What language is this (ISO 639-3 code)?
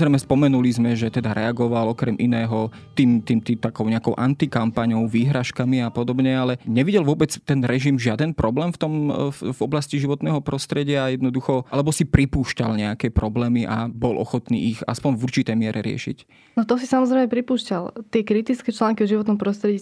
slk